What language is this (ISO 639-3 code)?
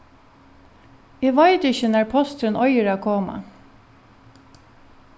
fao